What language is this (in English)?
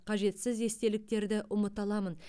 Kazakh